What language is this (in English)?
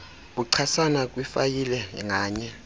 Xhosa